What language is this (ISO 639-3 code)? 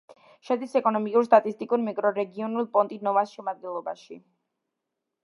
kat